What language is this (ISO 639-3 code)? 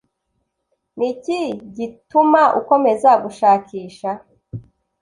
kin